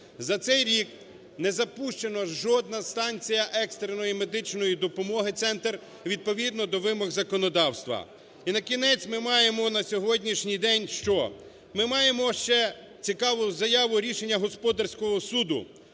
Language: Ukrainian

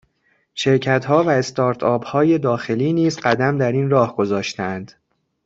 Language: Persian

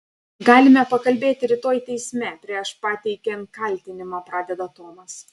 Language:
Lithuanian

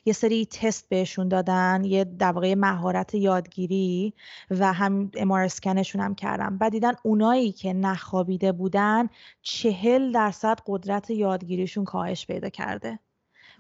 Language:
Persian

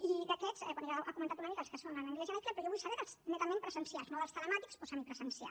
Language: Catalan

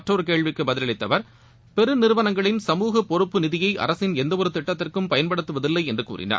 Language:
Tamil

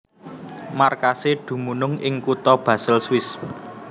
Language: Javanese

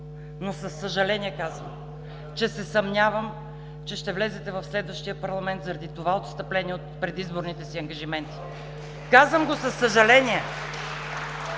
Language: Bulgarian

